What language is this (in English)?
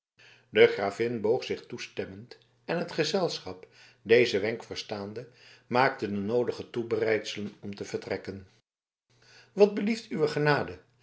Dutch